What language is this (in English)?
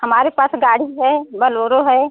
Hindi